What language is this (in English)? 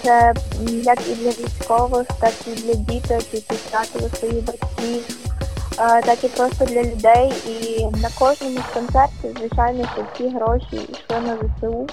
Ukrainian